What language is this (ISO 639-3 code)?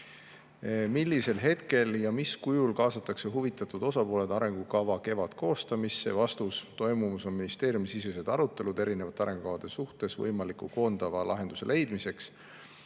est